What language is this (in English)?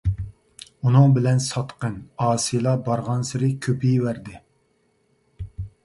Uyghur